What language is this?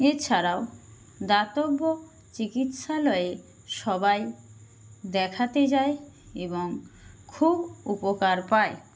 Bangla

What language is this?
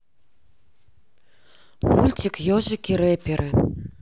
Russian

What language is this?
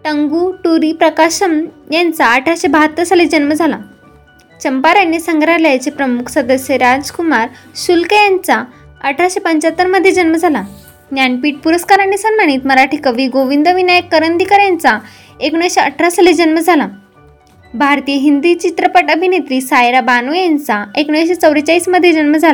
Marathi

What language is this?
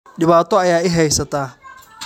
Somali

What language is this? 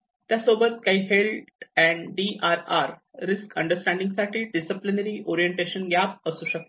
Marathi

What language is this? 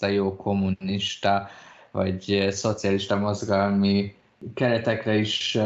Hungarian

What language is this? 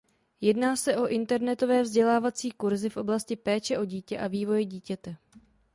Czech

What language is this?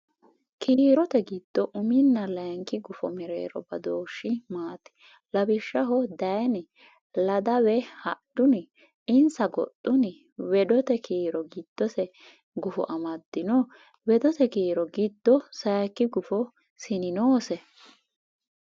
Sidamo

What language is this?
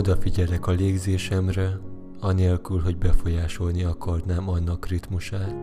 Hungarian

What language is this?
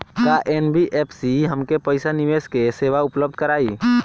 Bhojpuri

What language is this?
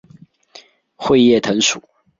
Chinese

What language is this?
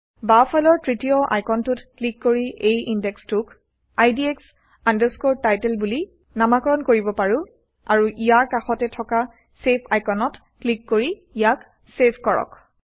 Assamese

